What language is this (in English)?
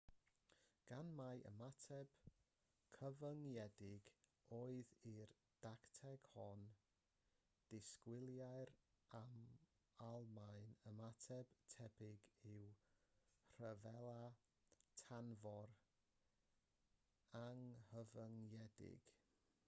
Welsh